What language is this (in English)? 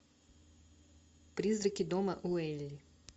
Russian